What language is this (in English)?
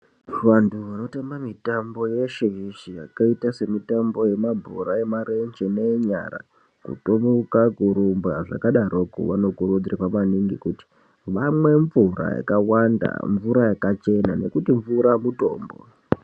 Ndau